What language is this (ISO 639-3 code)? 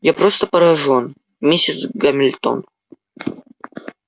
rus